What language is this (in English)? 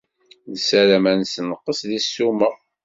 Kabyle